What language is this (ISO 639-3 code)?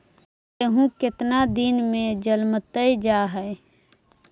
mag